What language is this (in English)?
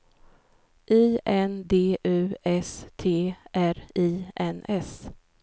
Swedish